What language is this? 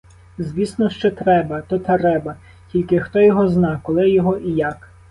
Ukrainian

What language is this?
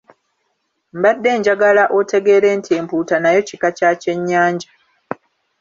Ganda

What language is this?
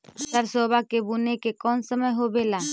Magahi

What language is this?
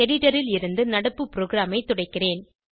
Tamil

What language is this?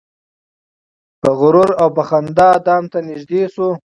Pashto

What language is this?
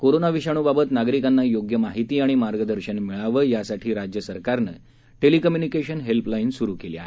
Marathi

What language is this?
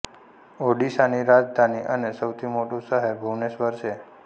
Gujarati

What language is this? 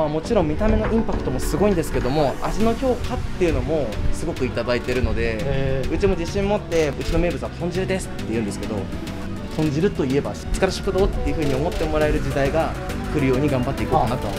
Japanese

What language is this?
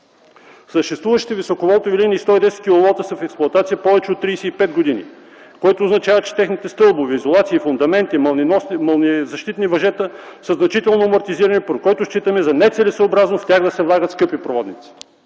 Bulgarian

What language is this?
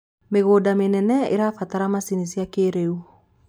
Kikuyu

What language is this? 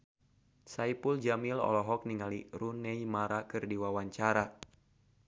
Sundanese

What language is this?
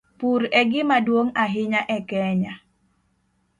Luo (Kenya and Tanzania)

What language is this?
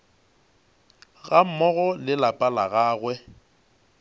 Northern Sotho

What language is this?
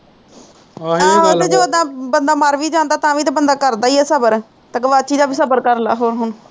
Punjabi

